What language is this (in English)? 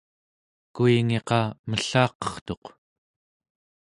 Central Yupik